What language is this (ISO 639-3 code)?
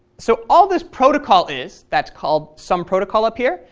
eng